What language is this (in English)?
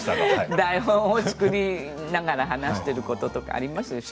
Japanese